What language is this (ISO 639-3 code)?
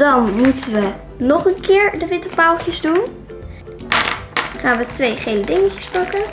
nld